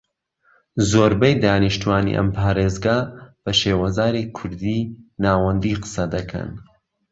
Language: Central Kurdish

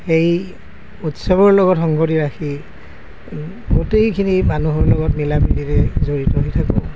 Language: Assamese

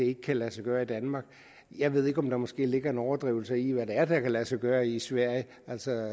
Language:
Danish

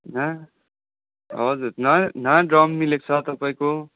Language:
Nepali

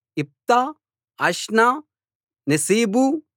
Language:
Telugu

